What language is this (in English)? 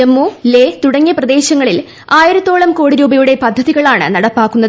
Malayalam